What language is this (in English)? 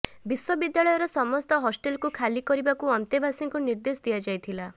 Odia